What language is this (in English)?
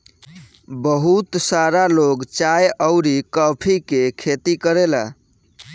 Bhojpuri